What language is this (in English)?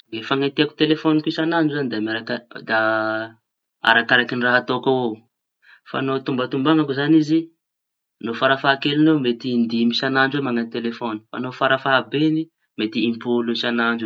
Tanosy Malagasy